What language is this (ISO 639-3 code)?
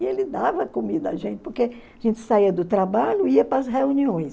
por